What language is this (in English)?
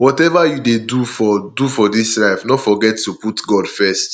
Nigerian Pidgin